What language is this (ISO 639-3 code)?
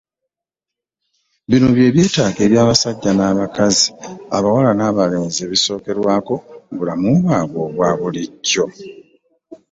lug